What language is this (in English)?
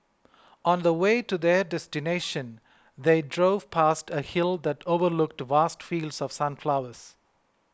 English